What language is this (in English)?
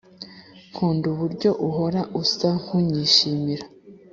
Kinyarwanda